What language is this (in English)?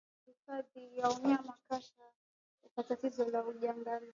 Swahili